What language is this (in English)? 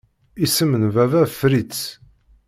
Kabyle